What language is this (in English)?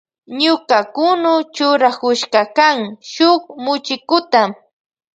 Loja Highland Quichua